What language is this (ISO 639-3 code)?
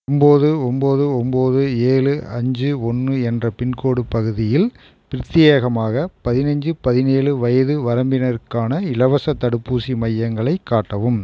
tam